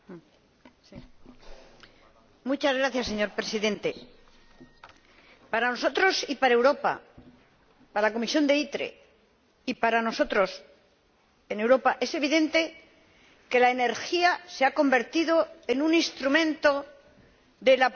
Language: Spanish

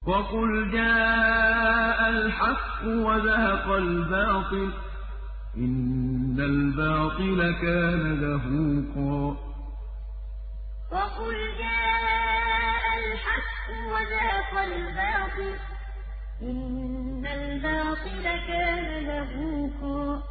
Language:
Arabic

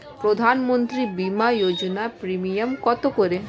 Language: Bangla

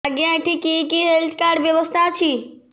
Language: Odia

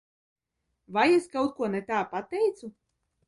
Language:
Latvian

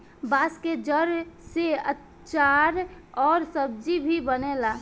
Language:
Bhojpuri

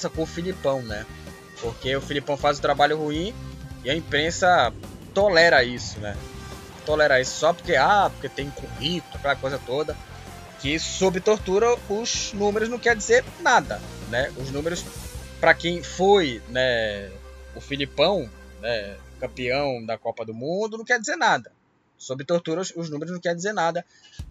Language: Portuguese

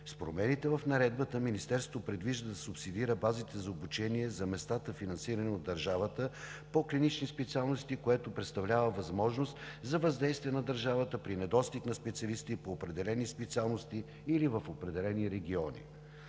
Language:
Bulgarian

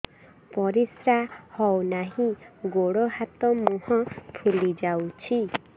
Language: Odia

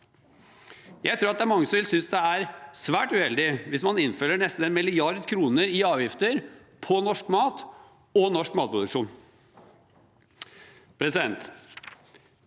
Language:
Norwegian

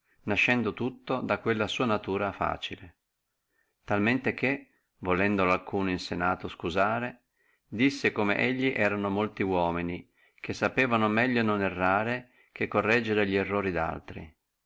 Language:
Italian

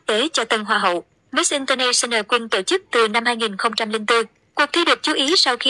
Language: Vietnamese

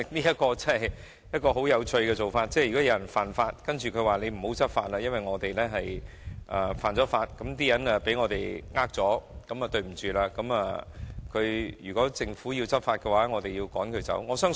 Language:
Cantonese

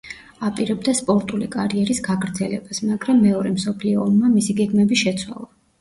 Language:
Georgian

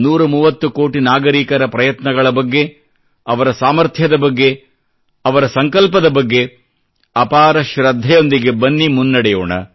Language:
Kannada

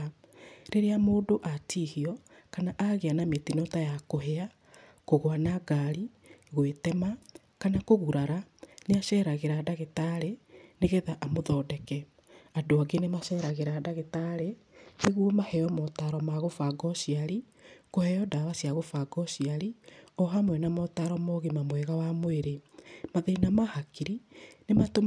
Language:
Kikuyu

